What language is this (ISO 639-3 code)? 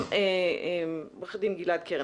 heb